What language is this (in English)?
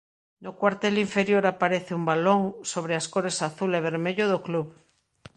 Galician